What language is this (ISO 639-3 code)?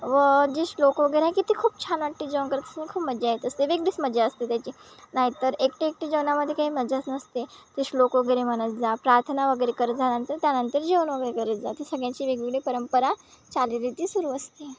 mar